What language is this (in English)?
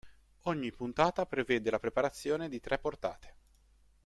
Italian